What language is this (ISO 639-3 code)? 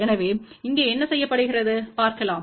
tam